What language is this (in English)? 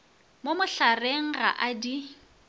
Northern Sotho